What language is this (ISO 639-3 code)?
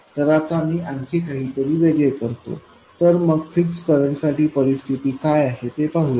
mar